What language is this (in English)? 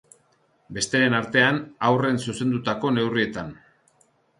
Basque